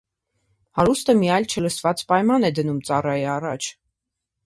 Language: Armenian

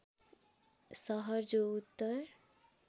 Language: Nepali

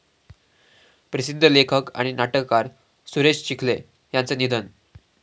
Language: Marathi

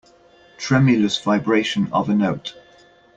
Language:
English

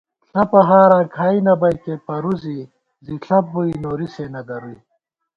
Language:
Gawar-Bati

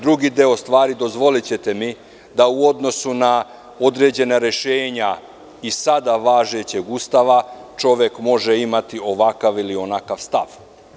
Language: Serbian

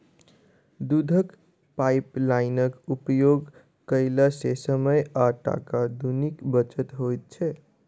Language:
Maithili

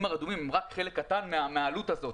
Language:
Hebrew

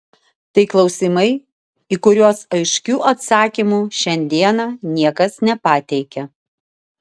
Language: Lithuanian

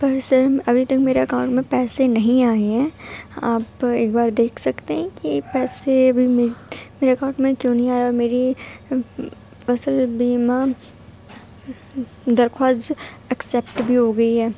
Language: Urdu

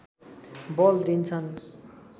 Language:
Nepali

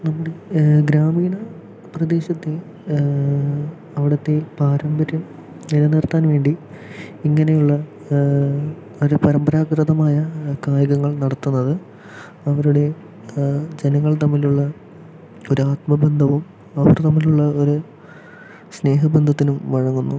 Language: Malayalam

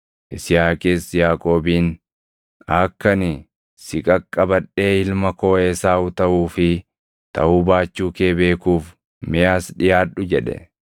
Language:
Oromo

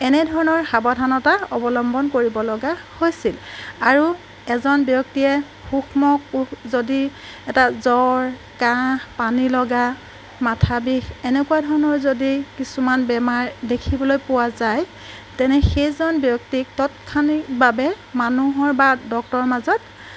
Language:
Assamese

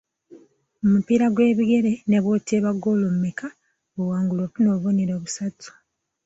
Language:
Ganda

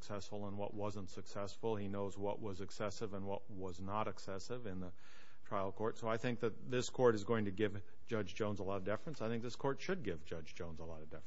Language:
English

